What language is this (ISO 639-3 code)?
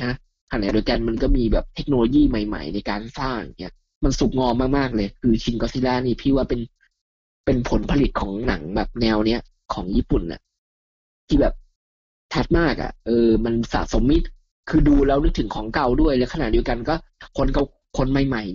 tha